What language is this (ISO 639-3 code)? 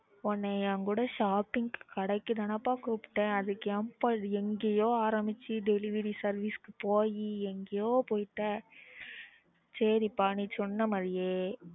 tam